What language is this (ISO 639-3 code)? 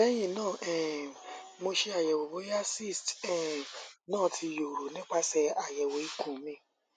yor